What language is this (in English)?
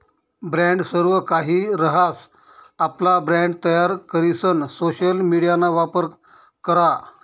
Marathi